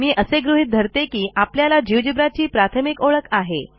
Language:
Marathi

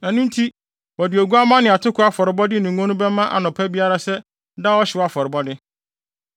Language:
Akan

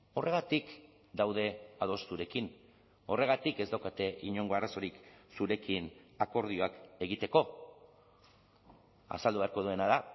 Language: Basque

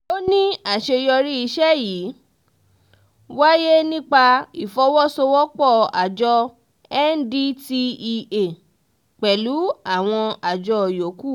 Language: Yoruba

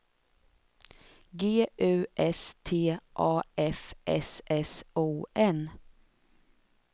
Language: Swedish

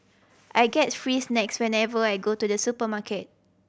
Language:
English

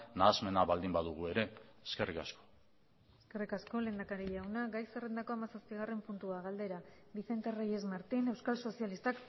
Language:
Basque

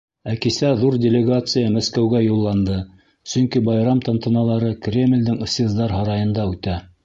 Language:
Bashkir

